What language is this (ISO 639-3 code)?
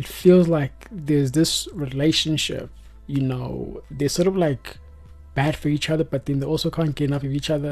eng